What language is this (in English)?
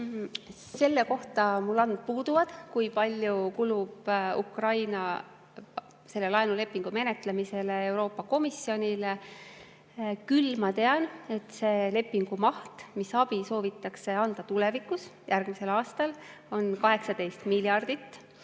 Estonian